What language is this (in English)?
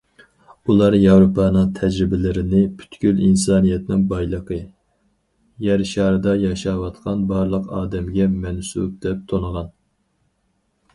Uyghur